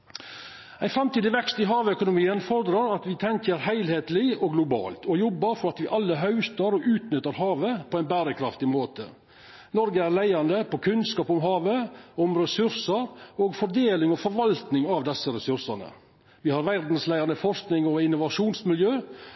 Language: Norwegian Nynorsk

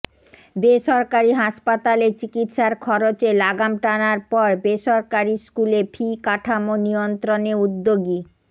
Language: Bangla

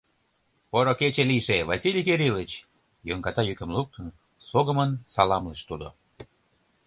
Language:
Mari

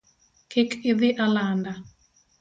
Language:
Luo (Kenya and Tanzania)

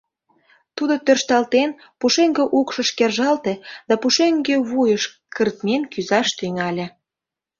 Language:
Mari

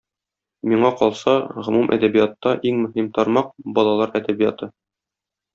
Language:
Tatar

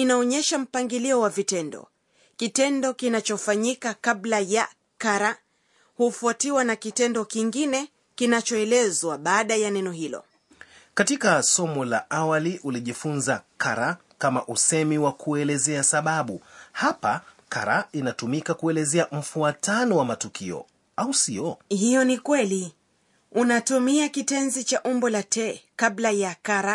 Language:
Swahili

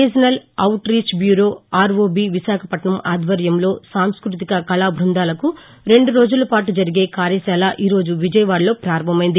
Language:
Telugu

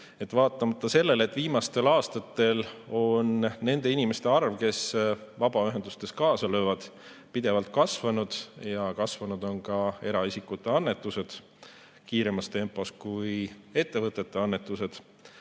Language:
Estonian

